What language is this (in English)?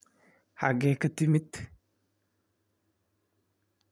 Somali